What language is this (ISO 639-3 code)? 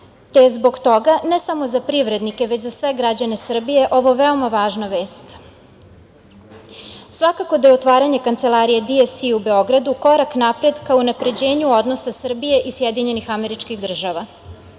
srp